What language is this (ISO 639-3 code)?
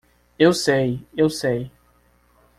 por